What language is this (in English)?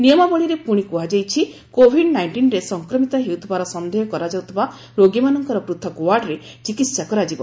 Odia